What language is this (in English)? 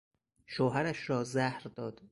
Persian